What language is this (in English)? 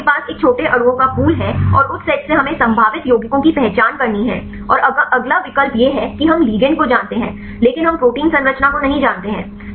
Hindi